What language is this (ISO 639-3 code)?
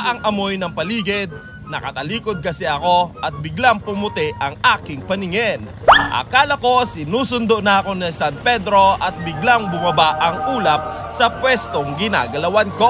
fil